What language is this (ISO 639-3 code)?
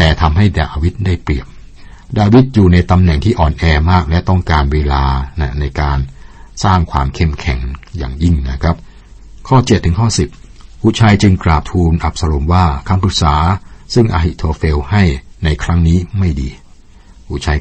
tha